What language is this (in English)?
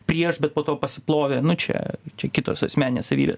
Lithuanian